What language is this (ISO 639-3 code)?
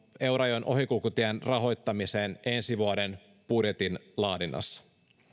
fin